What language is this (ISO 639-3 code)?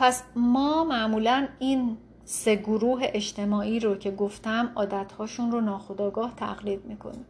fas